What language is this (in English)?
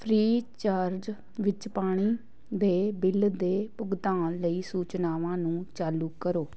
Punjabi